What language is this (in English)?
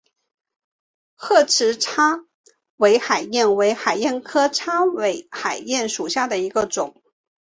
Chinese